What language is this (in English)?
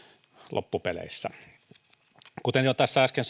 Finnish